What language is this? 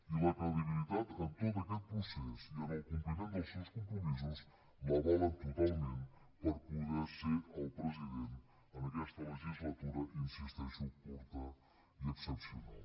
Catalan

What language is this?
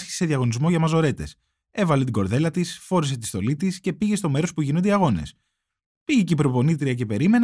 Greek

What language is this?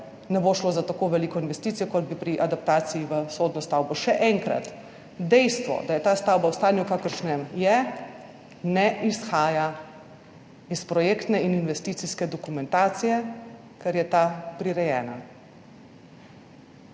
Slovenian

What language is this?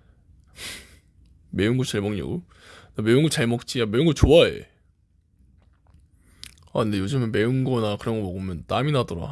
Korean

